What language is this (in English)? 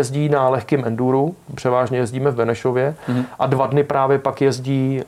Czech